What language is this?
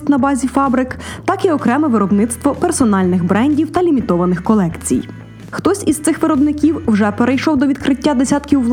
Ukrainian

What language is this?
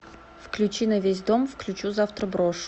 Russian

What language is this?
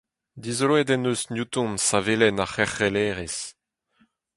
Breton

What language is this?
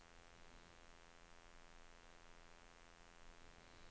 Swedish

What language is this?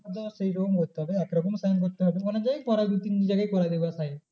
Bangla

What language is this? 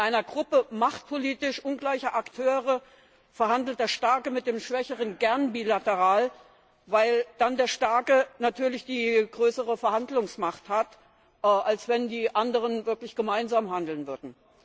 German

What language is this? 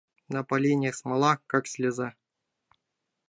Mari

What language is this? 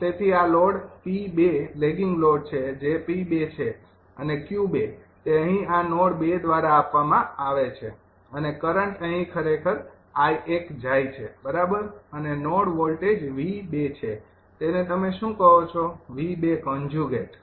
Gujarati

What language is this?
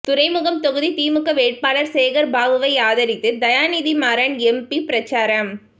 Tamil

